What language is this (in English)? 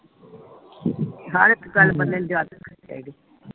Punjabi